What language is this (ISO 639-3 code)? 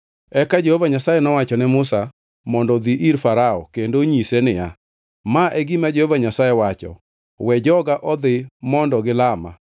luo